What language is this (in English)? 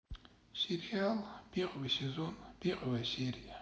Russian